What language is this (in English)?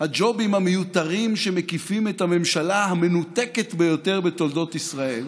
Hebrew